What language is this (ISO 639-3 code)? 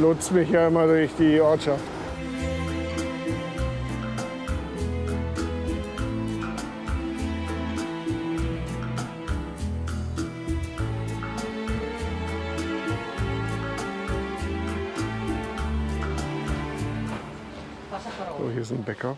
deu